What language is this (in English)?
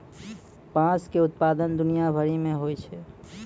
Maithili